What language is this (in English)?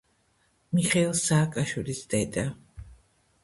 Georgian